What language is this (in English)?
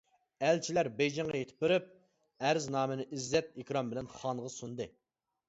Uyghur